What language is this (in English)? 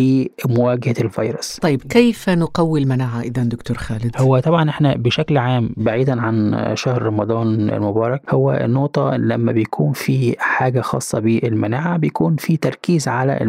Arabic